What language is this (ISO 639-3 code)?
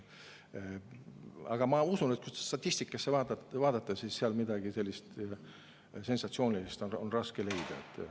est